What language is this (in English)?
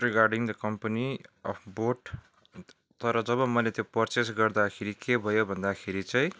Nepali